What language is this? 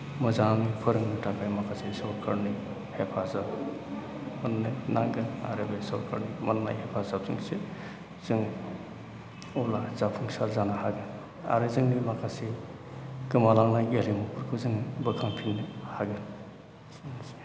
Bodo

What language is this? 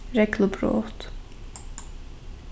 Faroese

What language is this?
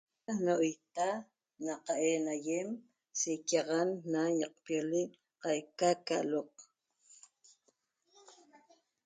Toba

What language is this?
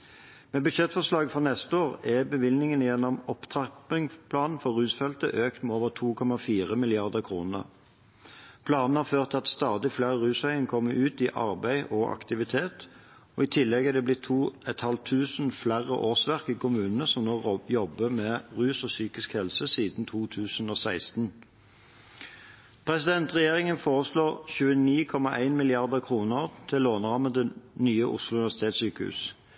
Norwegian Bokmål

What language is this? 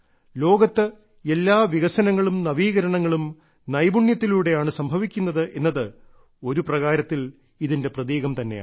Malayalam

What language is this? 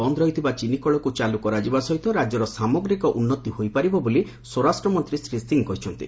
Odia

